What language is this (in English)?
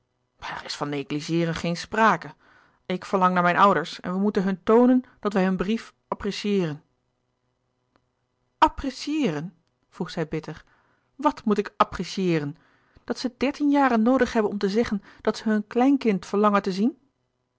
Dutch